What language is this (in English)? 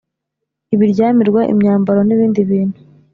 Kinyarwanda